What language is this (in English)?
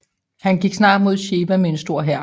Danish